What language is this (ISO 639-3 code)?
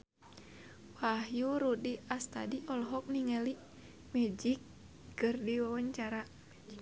sun